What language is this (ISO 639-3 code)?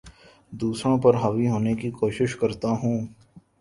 urd